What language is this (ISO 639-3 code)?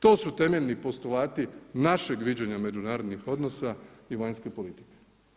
hrv